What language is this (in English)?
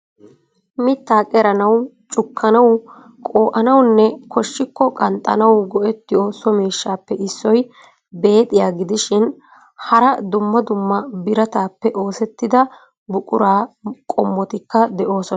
Wolaytta